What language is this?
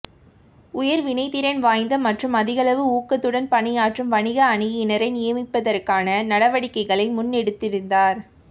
Tamil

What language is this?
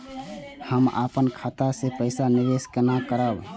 Maithili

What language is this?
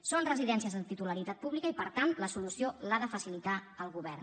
Catalan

